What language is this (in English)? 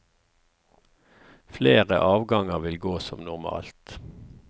Norwegian